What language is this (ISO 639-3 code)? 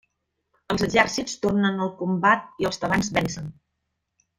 cat